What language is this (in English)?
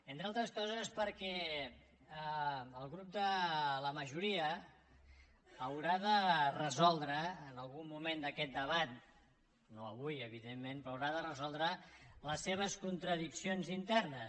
Catalan